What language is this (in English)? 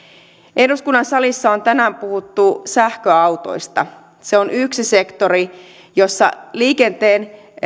Finnish